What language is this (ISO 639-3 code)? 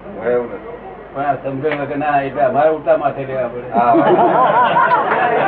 guj